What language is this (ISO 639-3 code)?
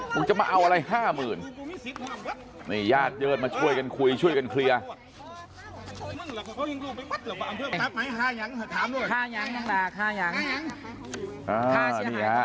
tha